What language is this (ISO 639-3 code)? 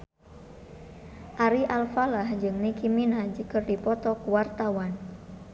sun